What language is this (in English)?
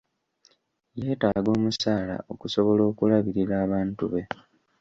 Ganda